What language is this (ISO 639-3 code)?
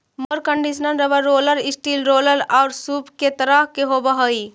mag